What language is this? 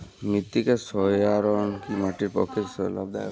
Bangla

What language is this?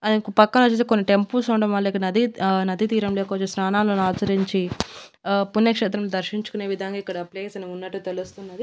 Telugu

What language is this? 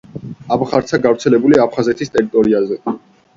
Georgian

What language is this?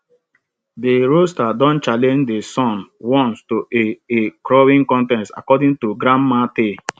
Nigerian Pidgin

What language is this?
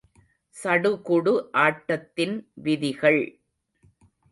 Tamil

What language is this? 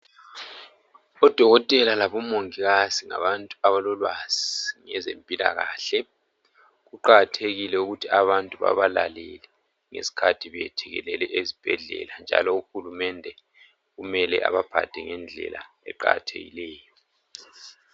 North Ndebele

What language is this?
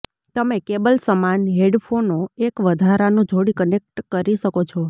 Gujarati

